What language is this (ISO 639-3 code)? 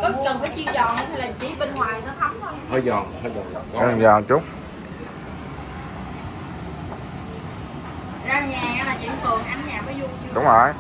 vie